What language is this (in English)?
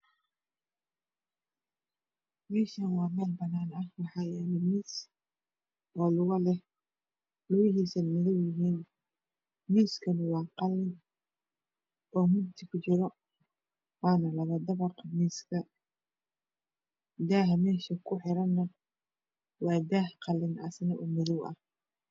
Somali